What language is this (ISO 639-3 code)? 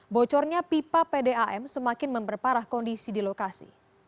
ind